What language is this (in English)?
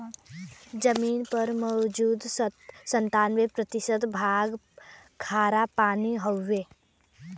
Bhojpuri